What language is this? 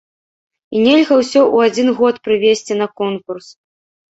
Belarusian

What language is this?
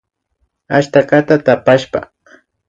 Imbabura Highland Quichua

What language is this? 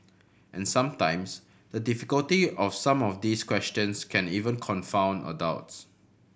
English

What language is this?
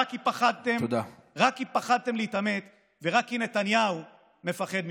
Hebrew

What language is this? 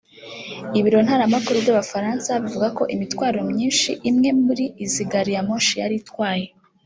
Kinyarwanda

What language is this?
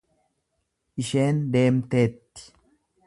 Oromo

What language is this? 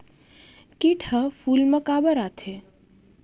Chhattisgarhi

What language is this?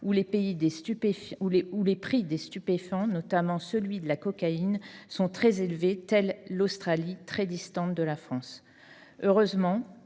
French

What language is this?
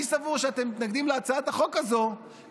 Hebrew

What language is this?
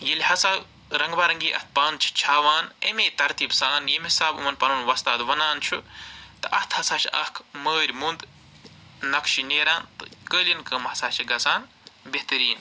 Kashmiri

